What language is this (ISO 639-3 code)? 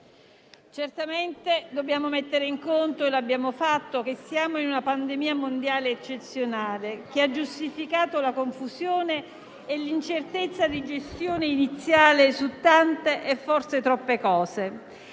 ita